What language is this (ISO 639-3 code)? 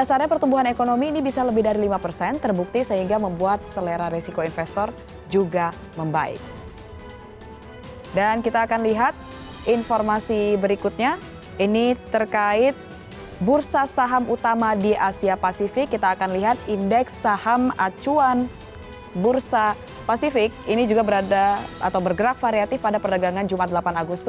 ind